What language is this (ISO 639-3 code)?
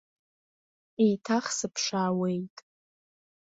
abk